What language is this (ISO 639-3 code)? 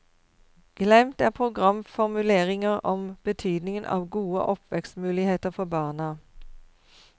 nor